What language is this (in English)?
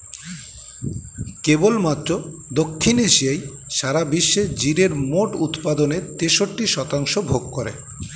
Bangla